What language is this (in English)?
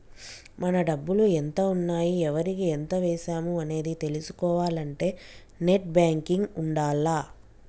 Telugu